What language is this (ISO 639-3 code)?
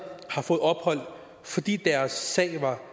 dan